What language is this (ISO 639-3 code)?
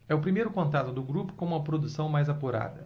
por